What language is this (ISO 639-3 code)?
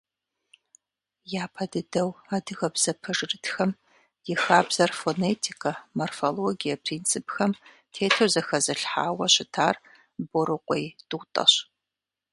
kbd